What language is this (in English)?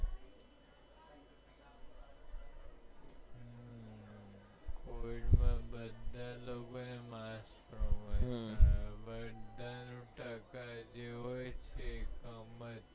Gujarati